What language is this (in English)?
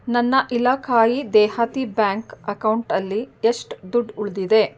Kannada